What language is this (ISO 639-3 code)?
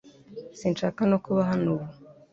kin